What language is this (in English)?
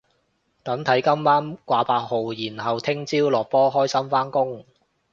Cantonese